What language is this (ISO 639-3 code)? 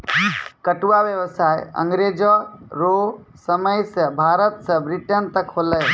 mai